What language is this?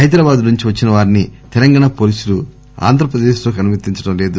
Telugu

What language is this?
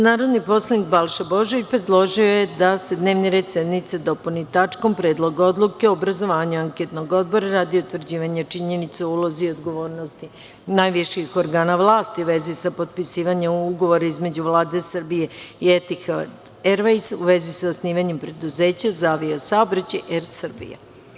Serbian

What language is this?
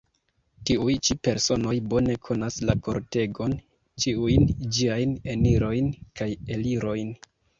Esperanto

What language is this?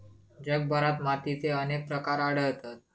Marathi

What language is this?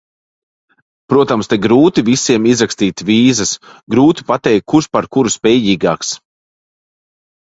Latvian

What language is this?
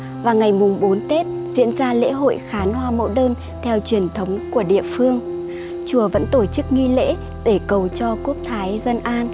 Vietnamese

